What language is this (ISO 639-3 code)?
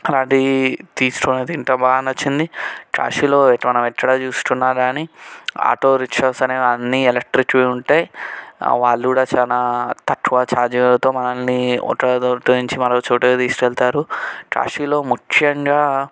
tel